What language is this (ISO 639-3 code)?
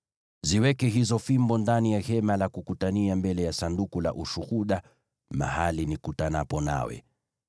swa